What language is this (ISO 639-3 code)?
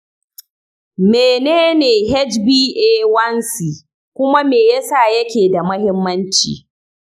hau